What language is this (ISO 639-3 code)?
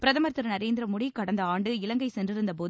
tam